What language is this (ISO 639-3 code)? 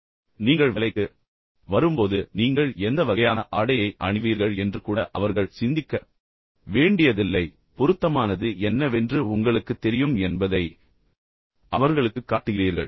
tam